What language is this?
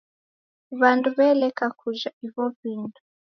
Taita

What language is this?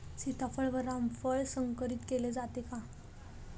Marathi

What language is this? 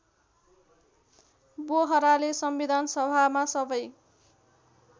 Nepali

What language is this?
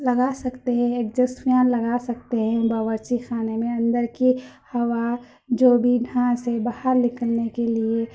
Urdu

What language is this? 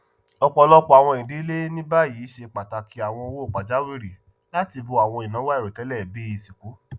Yoruba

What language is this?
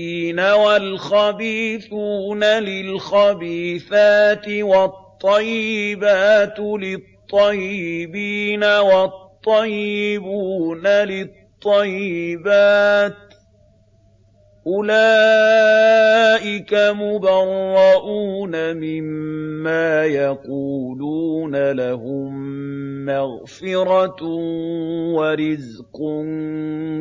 Arabic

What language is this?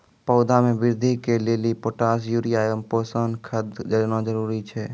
Maithili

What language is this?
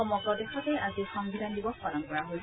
Assamese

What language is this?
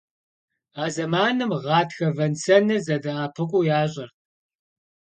Kabardian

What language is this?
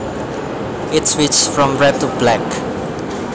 Javanese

